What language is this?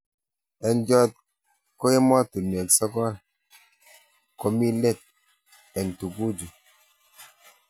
Kalenjin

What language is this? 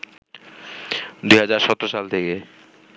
Bangla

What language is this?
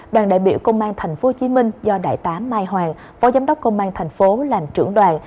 Vietnamese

